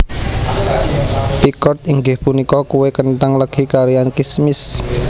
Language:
Javanese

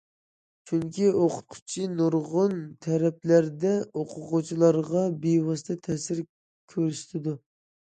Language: Uyghur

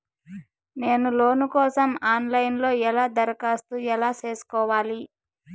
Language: Telugu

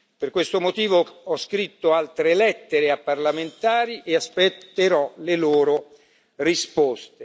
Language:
Italian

